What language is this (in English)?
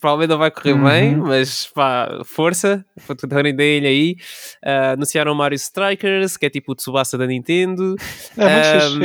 Portuguese